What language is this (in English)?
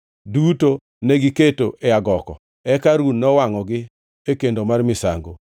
Luo (Kenya and Tanzania)